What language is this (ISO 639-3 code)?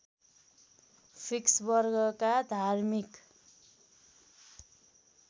nep